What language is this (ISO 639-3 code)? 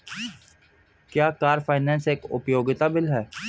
hin